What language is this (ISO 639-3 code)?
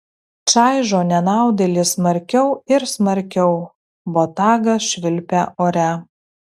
lit